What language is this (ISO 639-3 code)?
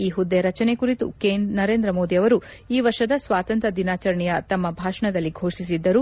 kan